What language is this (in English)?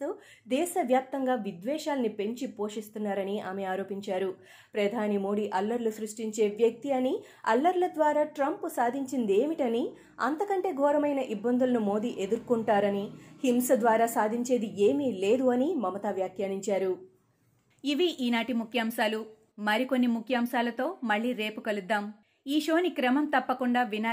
Telugu